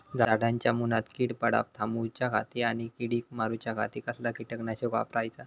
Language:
Marathi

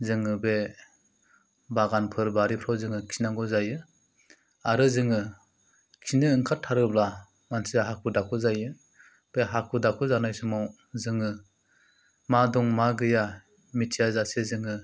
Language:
Bodo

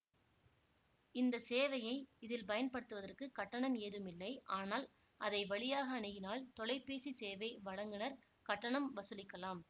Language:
Tamil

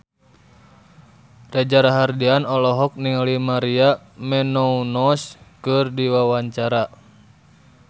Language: Sundanese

